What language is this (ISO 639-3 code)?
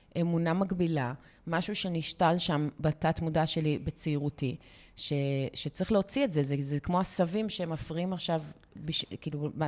heb